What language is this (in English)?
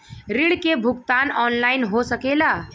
Bhojpuri